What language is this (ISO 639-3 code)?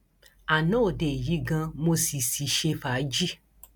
yor